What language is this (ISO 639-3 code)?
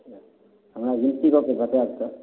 mai